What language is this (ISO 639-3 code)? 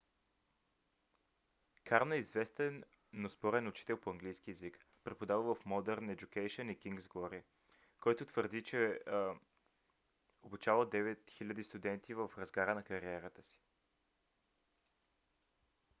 bul